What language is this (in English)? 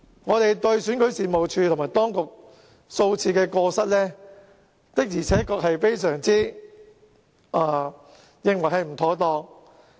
Cantonese